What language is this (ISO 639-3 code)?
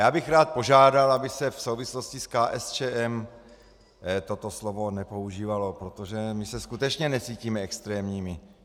ces